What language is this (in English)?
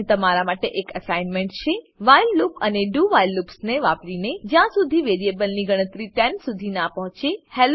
Gujarati